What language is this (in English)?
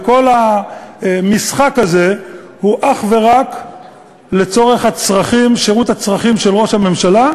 Hebrew